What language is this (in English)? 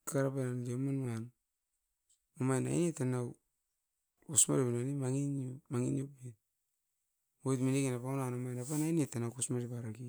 Askopan